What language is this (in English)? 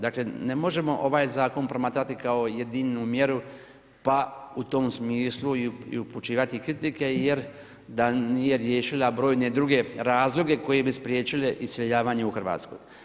Croatian